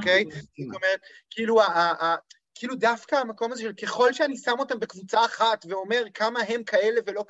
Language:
Hebrew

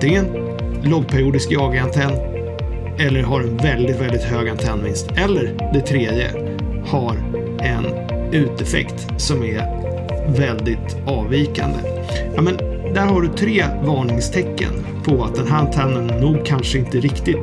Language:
Swedish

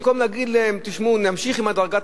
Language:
Hebrew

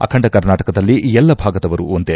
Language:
Kannada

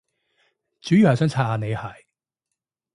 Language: Cantonese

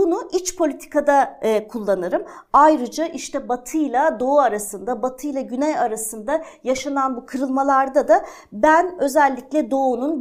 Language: Turkish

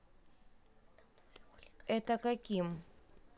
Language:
Russian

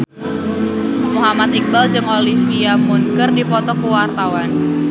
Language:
Sundanese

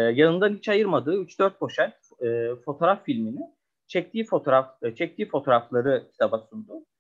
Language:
Turkish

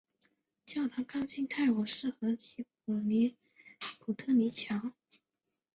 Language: Chinese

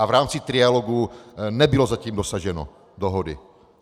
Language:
Czech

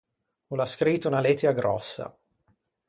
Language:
Ligurian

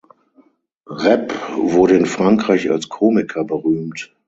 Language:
German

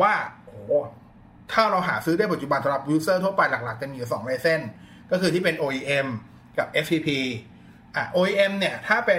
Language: Thai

